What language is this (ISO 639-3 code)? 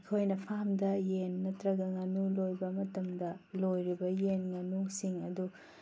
mni